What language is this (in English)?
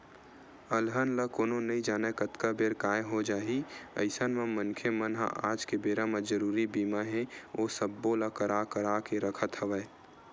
Chhattisgarhi